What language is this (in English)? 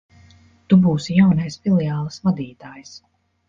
Latvian